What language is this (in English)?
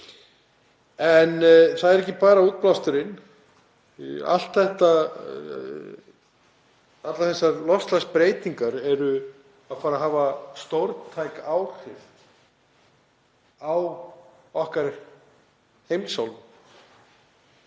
Icelandic